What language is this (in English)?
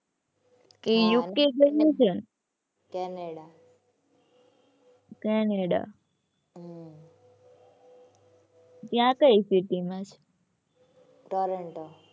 Gujarati